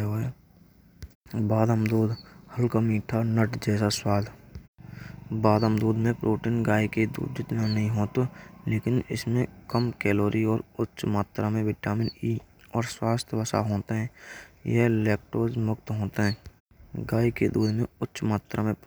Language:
Braj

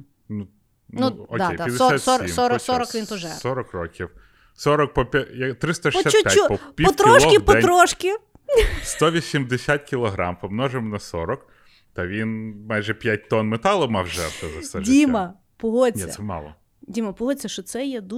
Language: Ukrainian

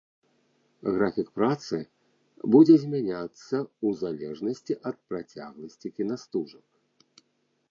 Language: Belarusian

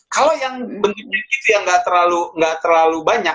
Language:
Indonesian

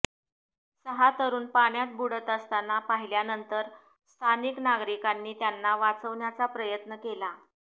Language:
Marathi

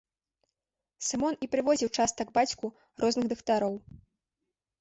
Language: Belarusian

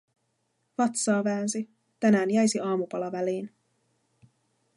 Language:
Finnish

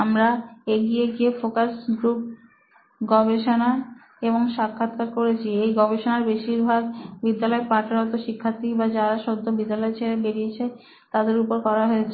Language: Bangla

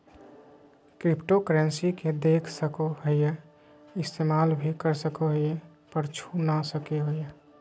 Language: Magahi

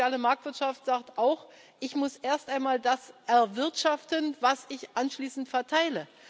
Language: German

